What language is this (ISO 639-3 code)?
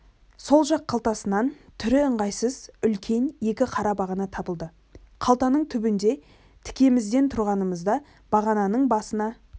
kaz